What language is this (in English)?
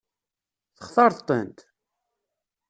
Kabyle